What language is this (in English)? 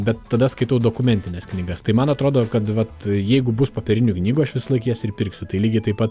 Lithuanian